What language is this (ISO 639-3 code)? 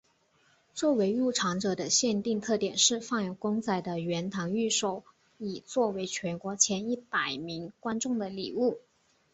zho